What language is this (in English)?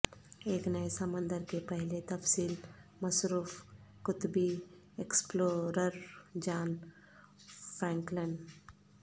Urdu